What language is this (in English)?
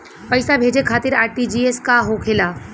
Bhojpuri